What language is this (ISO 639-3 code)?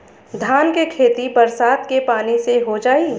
bho